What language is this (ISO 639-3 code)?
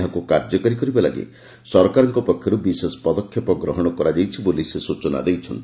ori